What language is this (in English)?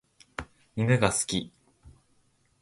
Japanese